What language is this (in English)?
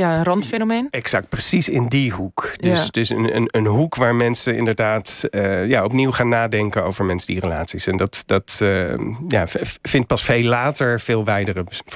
Dutch